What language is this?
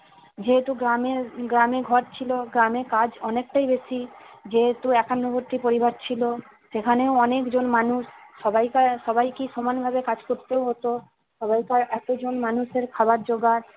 Bangla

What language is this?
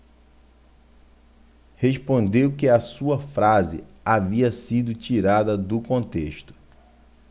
Portuguese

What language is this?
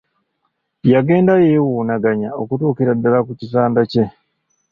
Ganda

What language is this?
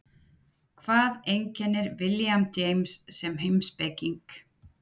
Icelandic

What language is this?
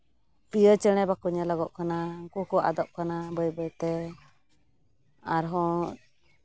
Santali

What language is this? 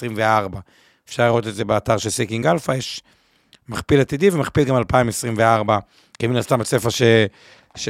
Hebrew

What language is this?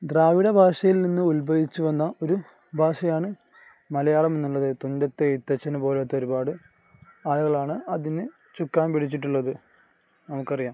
Malayalam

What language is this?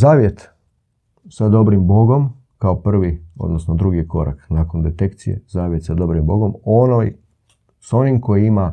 Croatian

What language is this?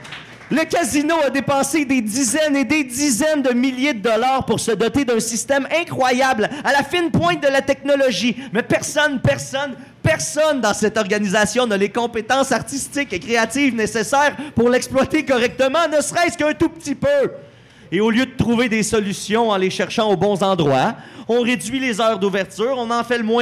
French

